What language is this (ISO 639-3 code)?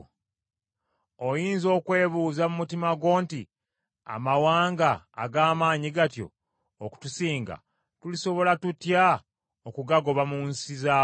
lug